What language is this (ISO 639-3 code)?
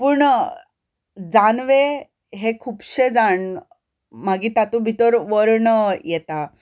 kok